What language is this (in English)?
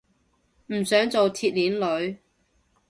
Cantonese